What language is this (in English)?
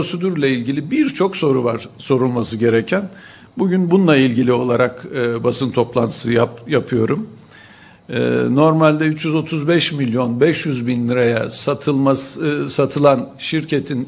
Turkish